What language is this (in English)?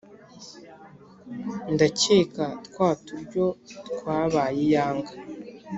Kinyarwanda